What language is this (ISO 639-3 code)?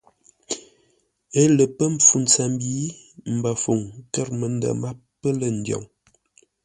nla